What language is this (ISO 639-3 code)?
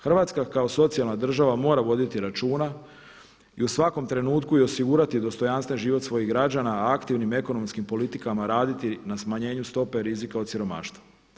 hrv